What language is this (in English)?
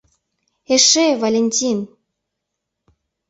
Mari